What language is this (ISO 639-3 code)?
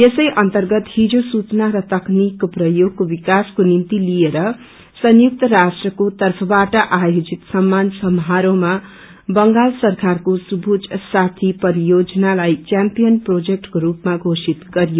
nep